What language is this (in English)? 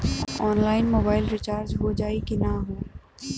Bhojpuri